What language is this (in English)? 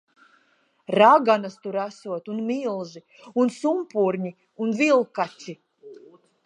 Latvian